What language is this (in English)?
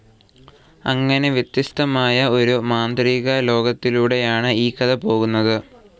Malayalam